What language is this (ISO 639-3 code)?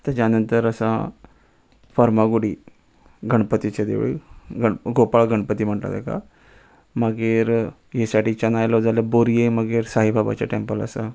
kok